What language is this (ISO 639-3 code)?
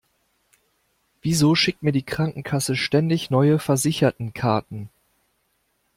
deu